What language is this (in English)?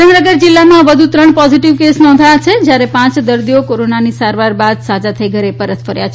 Gujarati